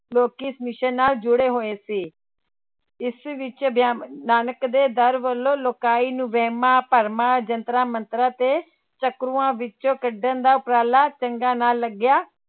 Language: Punjabi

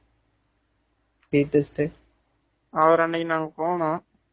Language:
Tamil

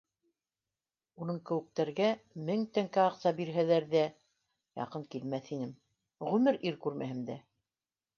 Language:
Bashkir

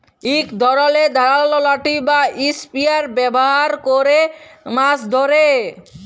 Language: Bangla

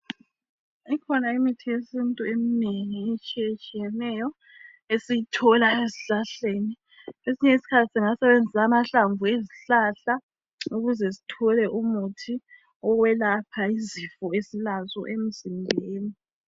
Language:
North Ndebele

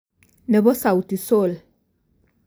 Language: Kalenjin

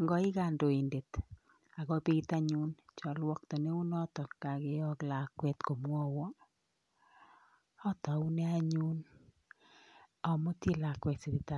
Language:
Kalenjin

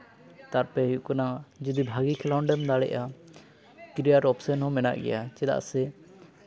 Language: Santali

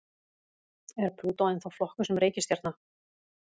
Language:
Icelandic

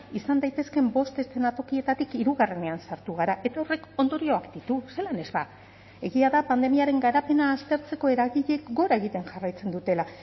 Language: Basque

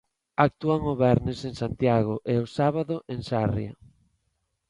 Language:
Galician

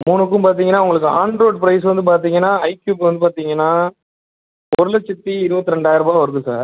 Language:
Tamil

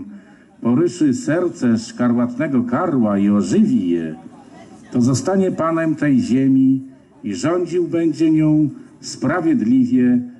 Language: Polish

